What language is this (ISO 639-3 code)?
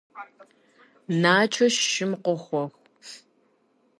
kbd